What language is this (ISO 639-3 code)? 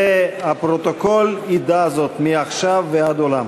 heb